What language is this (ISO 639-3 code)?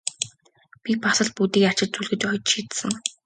mon